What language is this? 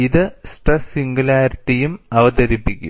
Malayalam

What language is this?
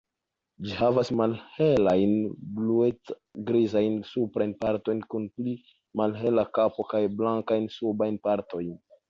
Esperanto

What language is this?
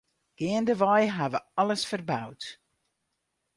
Western Frisian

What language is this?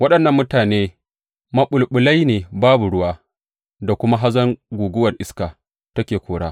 Hausa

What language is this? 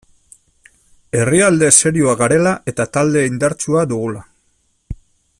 Basque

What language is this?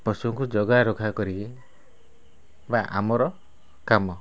Odia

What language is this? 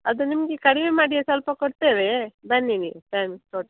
Kannada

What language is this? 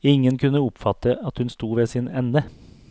Norwegian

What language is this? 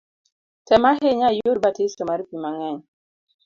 Luo (Kenya and Tanzania)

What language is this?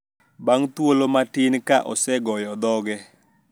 Luo (Kenya and Tanzania)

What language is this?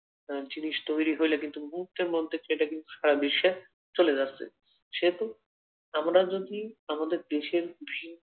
Bangla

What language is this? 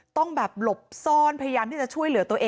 Thai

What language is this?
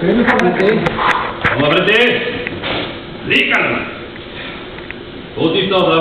Korean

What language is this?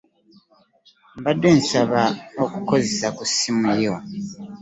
Ganda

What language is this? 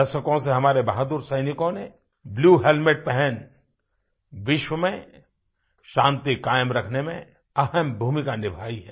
Hindi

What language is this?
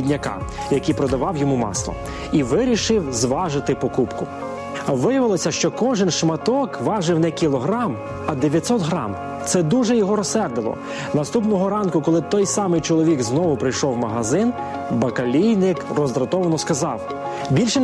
Ukrainian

